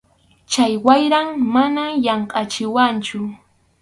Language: Arequipa-La Unión Quechua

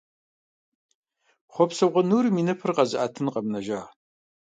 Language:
Kabardian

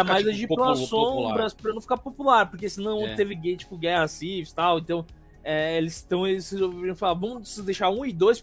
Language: Portuguese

